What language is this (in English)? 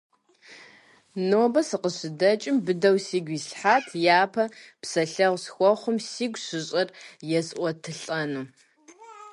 Kabardian